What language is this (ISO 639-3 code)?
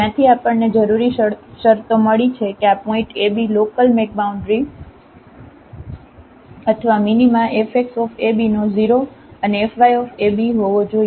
guj